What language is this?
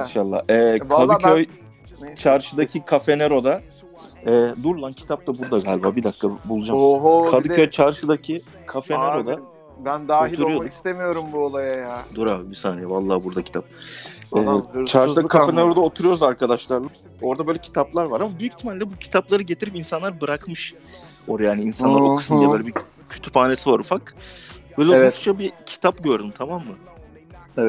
Turkish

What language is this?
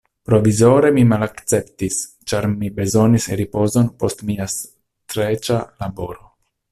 Esperanto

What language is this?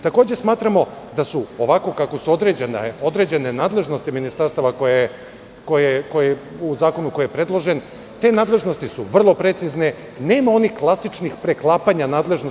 Serbian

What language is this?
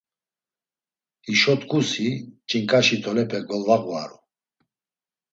Laz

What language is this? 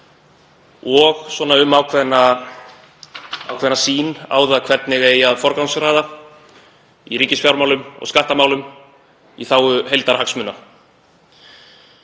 Icelandic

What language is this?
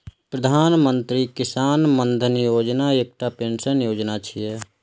Maithili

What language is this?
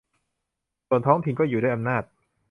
Thai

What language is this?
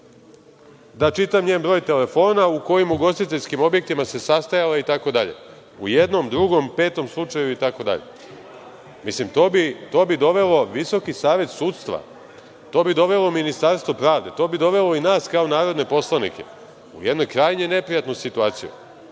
Serbian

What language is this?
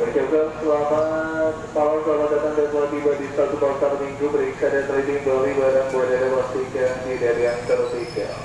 Indonesian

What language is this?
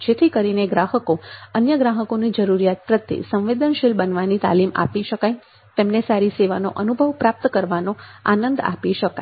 Gujarati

